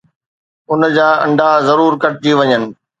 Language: Sindhi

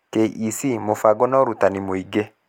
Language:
Kikuyu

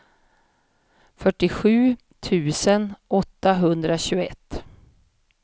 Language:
Swedish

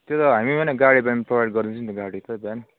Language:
Nepali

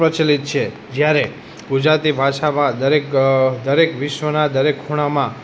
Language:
Gujarati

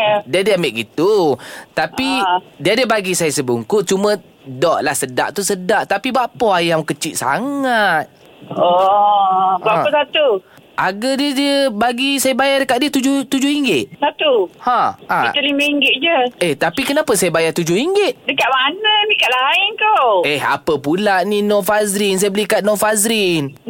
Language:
Malay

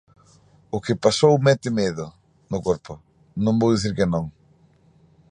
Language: Galician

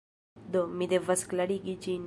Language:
Esperanto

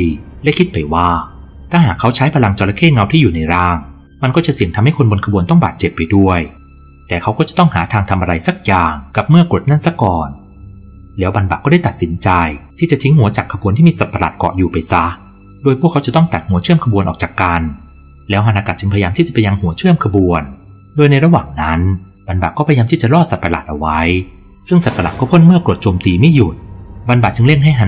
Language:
Thai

